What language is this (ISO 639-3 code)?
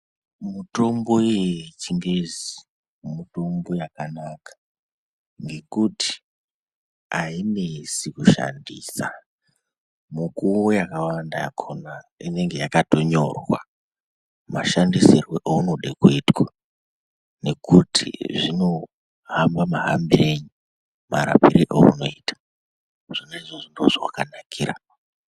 ndc